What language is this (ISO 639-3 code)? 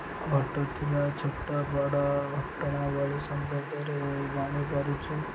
ori